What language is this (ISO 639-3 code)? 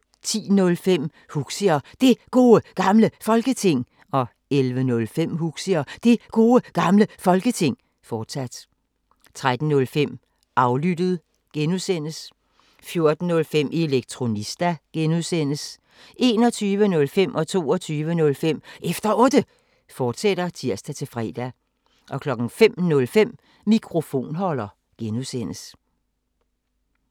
dan